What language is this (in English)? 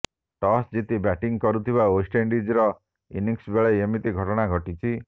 Odia